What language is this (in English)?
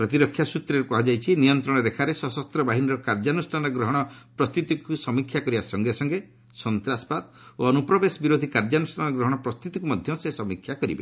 Odia